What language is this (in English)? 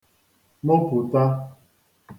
Igbo